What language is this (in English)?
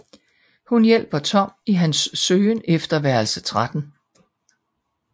Danish